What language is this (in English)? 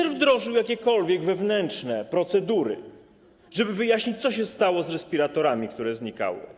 Polish